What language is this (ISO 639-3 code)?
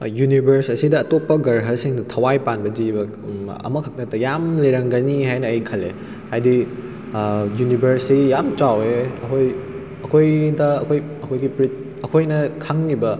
mni